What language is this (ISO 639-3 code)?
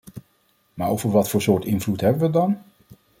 nld